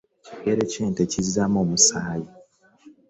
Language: Ganda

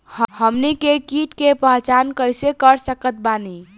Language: Bhojpuri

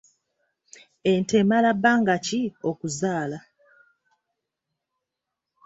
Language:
Ganda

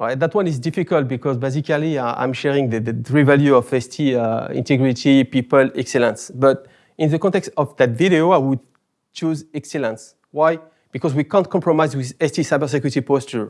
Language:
English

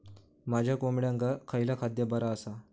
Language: Marathi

